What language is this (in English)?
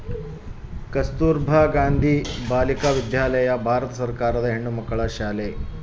Kannada